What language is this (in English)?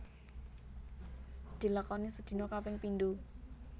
Javanese